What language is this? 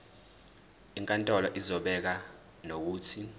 Zulu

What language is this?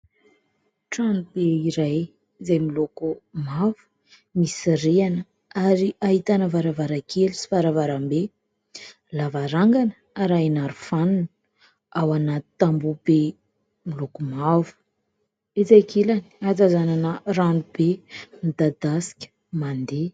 Malagasy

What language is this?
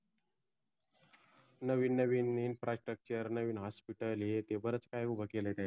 Marathi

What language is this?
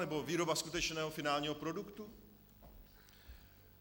Czech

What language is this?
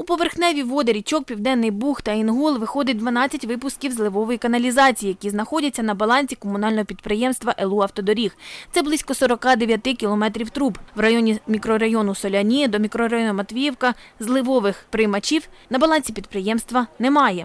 Ukrainian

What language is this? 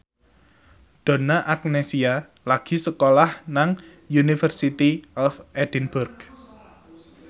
Javanese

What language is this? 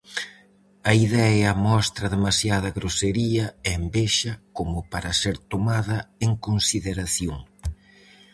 Galician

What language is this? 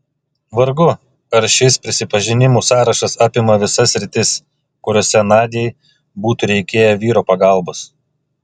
Lithuanian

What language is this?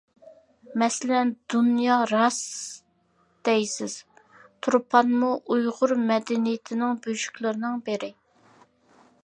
Uyghur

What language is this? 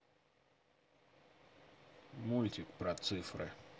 Russian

